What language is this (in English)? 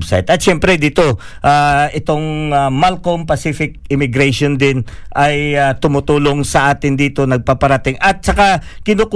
Filipino